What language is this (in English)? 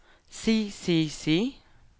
Norwegian